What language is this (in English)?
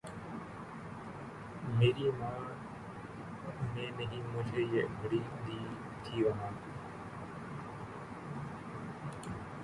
Urdu